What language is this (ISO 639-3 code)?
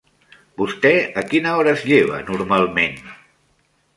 cat